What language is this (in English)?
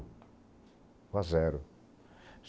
Portuguese